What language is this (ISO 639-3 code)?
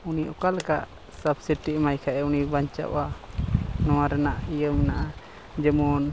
sat